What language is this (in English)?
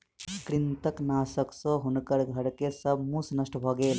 Maithili